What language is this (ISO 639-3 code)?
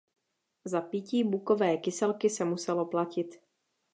ces